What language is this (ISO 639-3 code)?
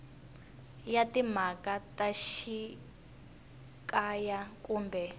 tso